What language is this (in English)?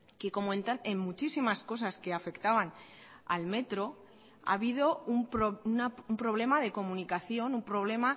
Spanish